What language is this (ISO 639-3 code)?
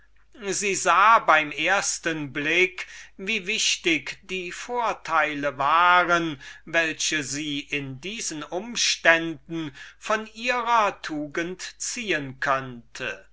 deu